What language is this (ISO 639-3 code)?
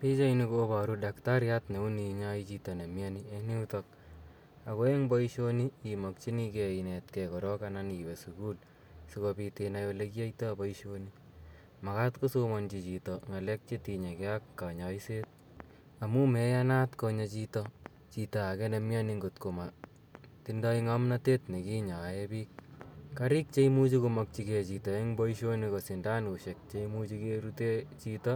kln